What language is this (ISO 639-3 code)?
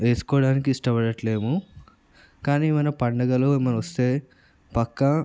tel